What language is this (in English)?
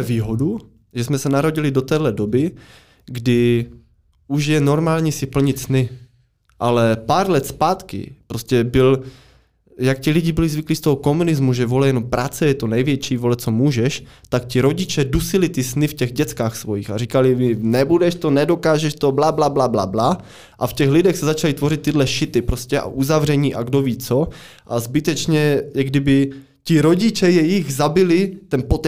Czech